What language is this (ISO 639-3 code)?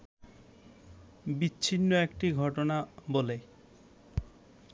ben